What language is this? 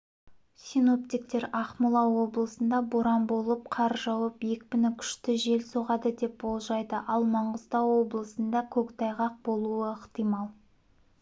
Kazakh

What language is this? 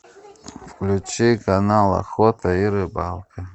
Russian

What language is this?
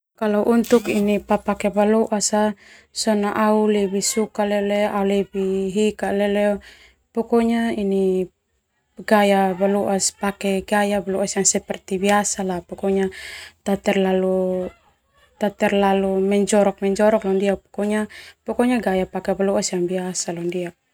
Termanu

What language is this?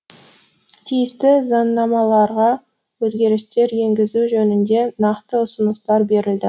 Kazakh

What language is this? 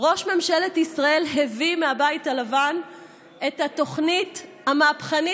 Hebrew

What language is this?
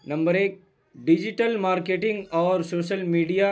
Urdu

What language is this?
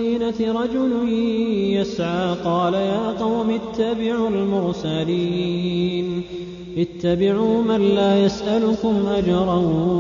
Arabic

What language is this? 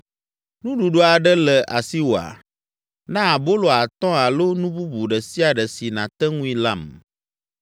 Ewe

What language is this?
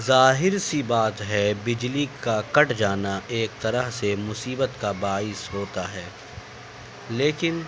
Urdu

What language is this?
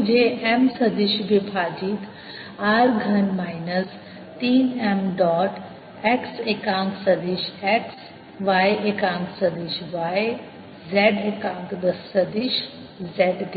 Hindi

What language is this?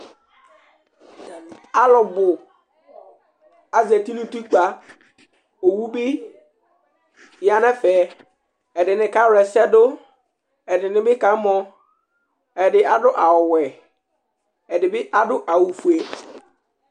Ikposo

